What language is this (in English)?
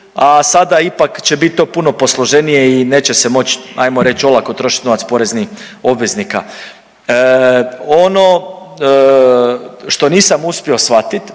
Croatian